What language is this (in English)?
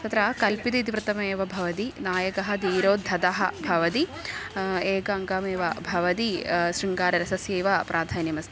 Sanskrit